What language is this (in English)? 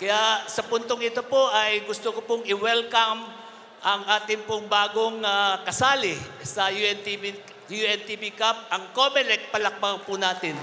Filipino